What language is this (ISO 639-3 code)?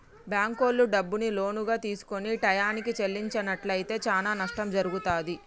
tel